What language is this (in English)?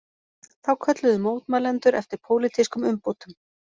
Icelandic